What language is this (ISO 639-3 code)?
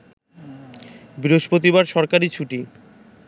ben